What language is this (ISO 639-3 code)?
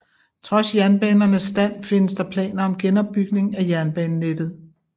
dan